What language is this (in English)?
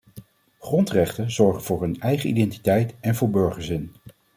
Dutch